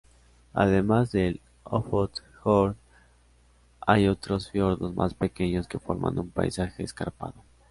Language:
Spanish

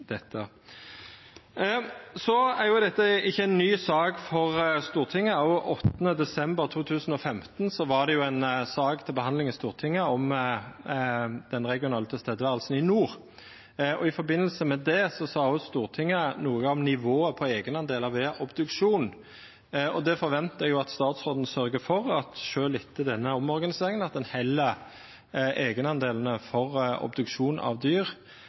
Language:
Norwegian Nynorsk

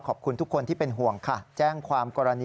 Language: Thai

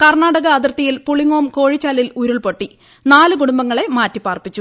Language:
Malayalam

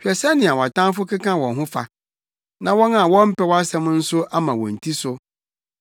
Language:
Akan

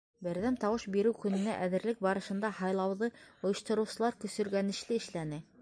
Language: Bashkir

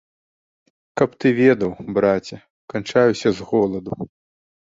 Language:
Belarusian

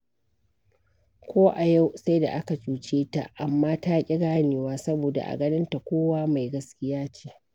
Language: Hausa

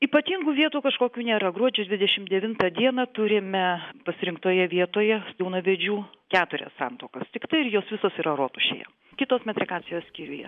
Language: Lithuanian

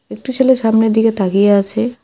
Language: Bangla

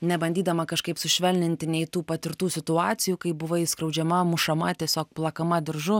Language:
Lithuanian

